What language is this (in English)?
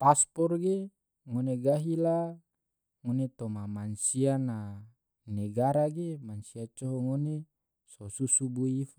Tidore